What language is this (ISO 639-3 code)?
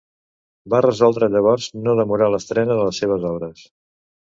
cat